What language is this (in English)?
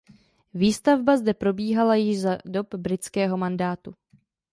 Czech